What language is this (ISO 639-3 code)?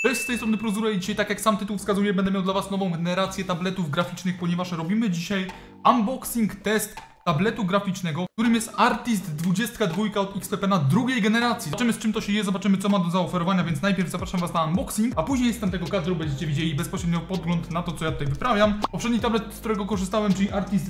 pol